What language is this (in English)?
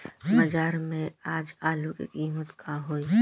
Bhojpuri